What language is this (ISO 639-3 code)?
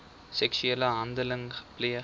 afr